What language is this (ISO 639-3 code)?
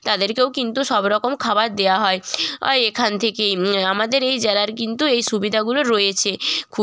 ben